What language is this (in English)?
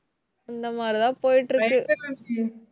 Tamil